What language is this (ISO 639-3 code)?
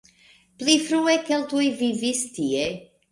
epo